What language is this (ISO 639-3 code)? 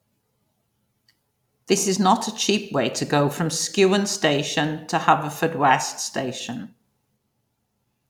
eng